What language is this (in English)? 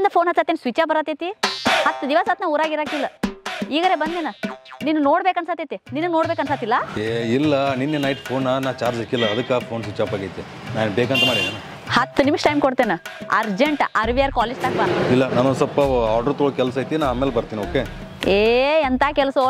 Kannada